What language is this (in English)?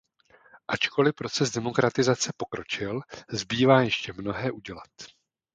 Czech